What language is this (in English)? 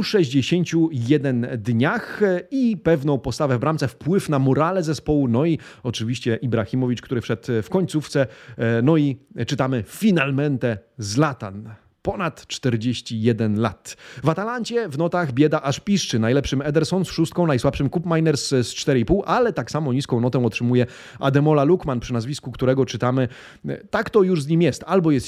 Polish